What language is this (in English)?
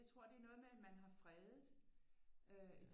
Danish